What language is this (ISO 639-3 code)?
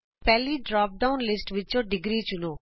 pan